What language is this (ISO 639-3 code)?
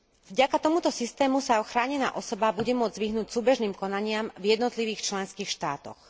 slk